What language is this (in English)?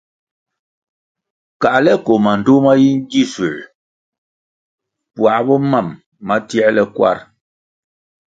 Kwasio